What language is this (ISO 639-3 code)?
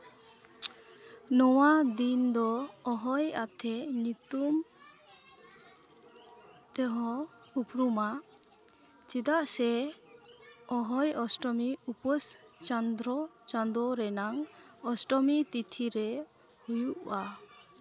sat